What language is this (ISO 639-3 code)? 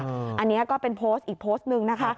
tha